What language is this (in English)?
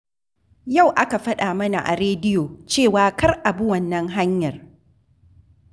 Hausa